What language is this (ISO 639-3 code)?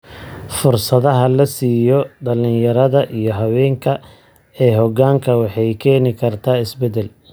som